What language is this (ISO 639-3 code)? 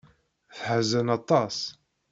kab